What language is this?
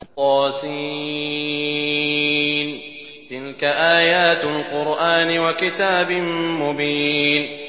Arabic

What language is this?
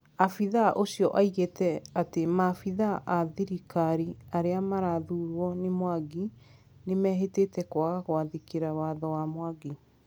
Kikuyu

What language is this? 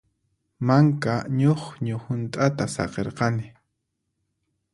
Puno Quechua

